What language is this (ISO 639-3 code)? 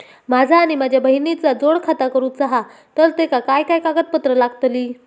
mar